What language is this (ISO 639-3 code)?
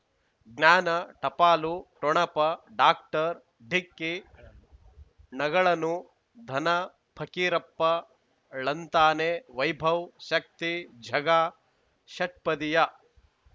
kan